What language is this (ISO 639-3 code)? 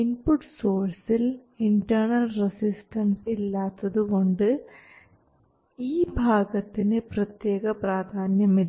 mal